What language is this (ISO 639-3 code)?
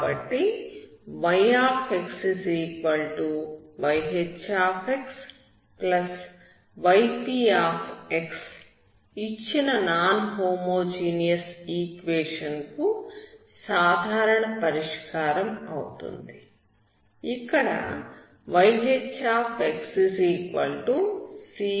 tel